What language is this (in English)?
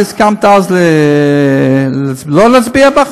Hebrew